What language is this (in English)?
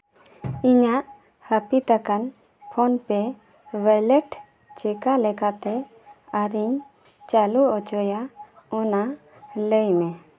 Santali